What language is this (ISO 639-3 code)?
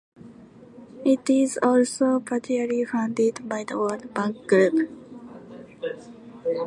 eng